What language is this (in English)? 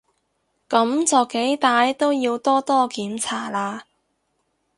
Cantonese